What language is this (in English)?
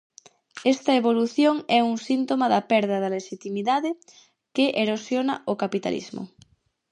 Galician